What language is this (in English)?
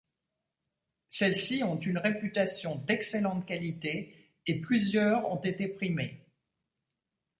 French